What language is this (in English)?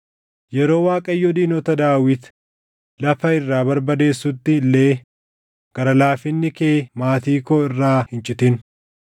Oromo